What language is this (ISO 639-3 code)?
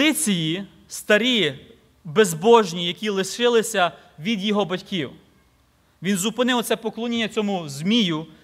ukr